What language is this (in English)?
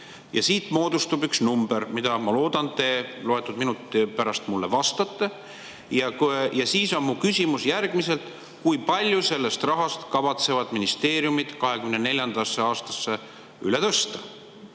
Estonian